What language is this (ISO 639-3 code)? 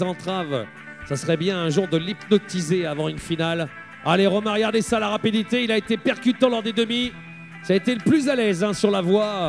fra